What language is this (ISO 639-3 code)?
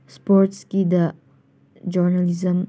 mni